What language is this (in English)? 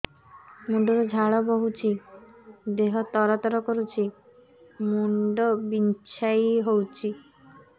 Odia